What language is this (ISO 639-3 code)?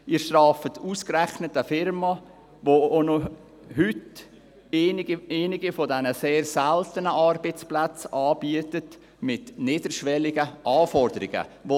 gsw